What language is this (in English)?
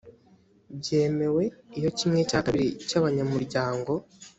Kinyarwanda